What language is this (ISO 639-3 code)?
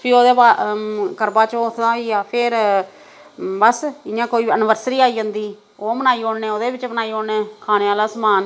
doi